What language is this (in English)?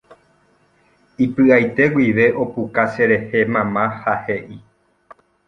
Guarani